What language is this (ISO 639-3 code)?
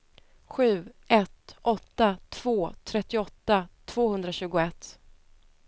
swe